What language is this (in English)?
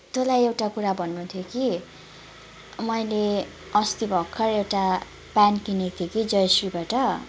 Nepali